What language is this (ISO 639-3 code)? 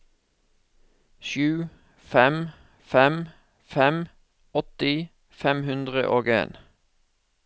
nor